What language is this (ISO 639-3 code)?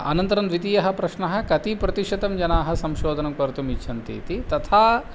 san